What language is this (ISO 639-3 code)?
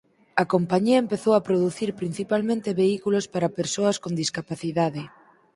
glg